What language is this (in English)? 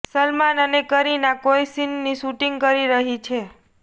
Gujarati